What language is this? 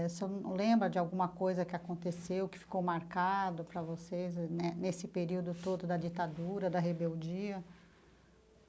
Portuguese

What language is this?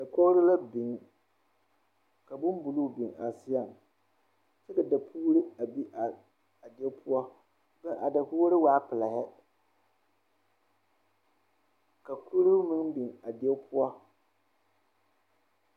Southern Dagaare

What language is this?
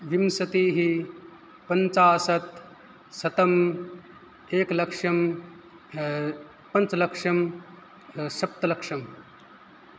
Sanskrit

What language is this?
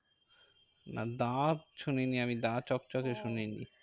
Bangla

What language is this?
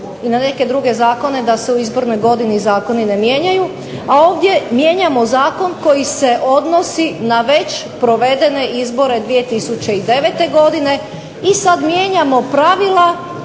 Croatian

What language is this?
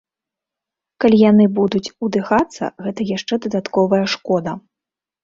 Belarusian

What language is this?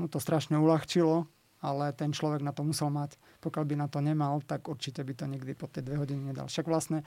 Slovak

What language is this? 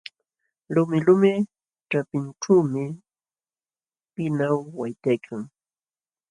Jauja Wanca Quechua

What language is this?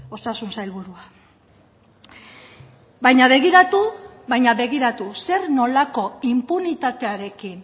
Basque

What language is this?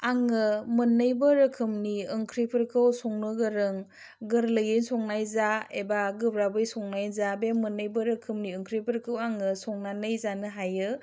Bodo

